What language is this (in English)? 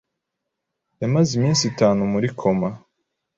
Kinyarwanda